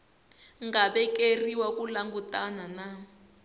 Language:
Tsonga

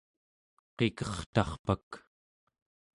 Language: Central Yupik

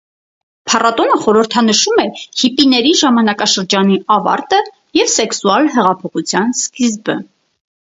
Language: Armenian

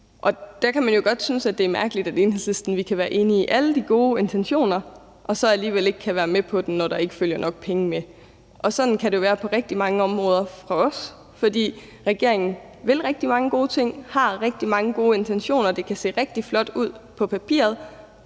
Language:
Danish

